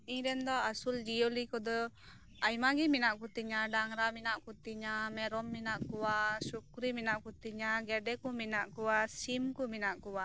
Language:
Santali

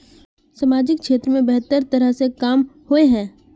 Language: Magahi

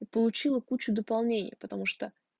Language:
Russian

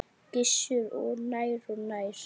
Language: Icelandic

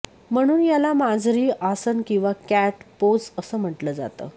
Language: Marathi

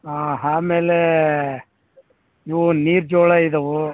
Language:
Kannada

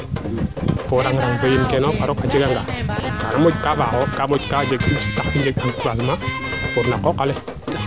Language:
Serer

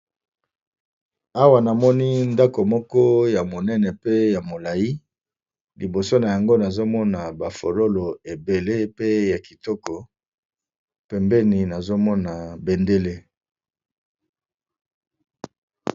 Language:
Lingala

